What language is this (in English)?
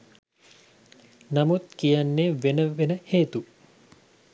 Sinhala